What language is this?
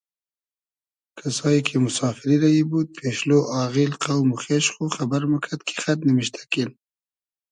Hazaragi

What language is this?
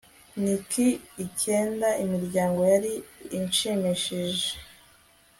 Kinyarwanda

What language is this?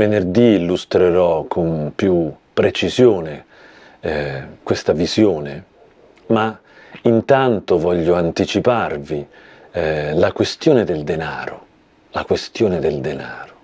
Italian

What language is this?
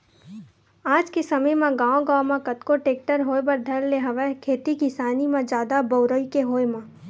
Chhattisgarhi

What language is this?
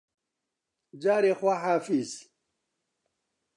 Central Kurdish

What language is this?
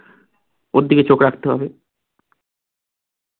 Bangla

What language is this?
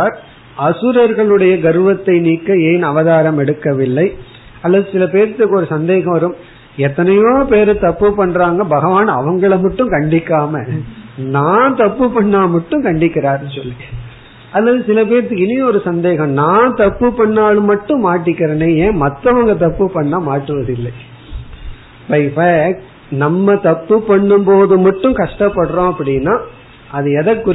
Tamil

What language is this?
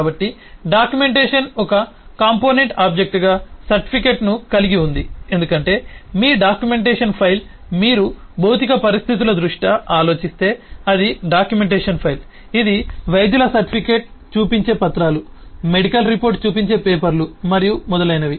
Telugu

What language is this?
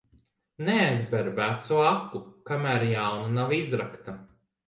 Latvian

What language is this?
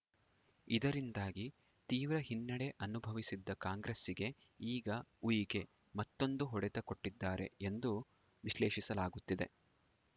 Kannada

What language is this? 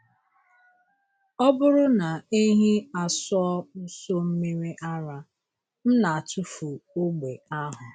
Igbo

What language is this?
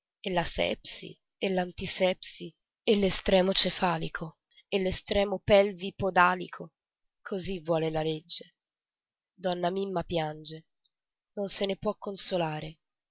Italian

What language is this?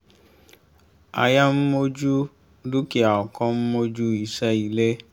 Yoruba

